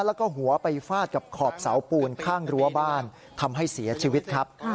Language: Thai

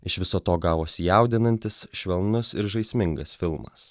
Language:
Lithuanian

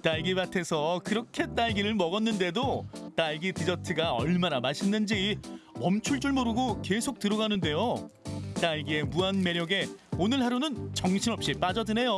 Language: Korean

